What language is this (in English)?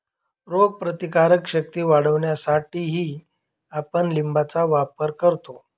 Marathi